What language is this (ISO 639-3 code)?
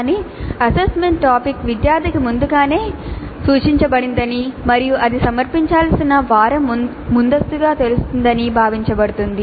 tel